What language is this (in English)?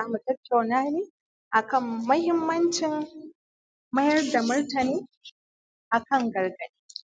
Hausa